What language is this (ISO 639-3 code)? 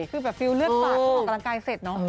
tha